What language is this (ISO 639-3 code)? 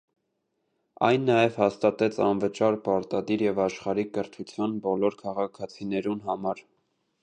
hye